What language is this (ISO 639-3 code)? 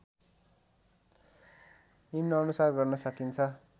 nep